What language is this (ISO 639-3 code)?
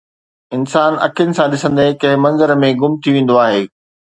snd